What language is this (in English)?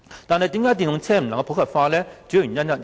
Cantonese